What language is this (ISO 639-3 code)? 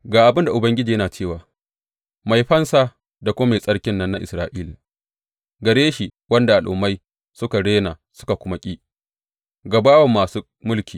hau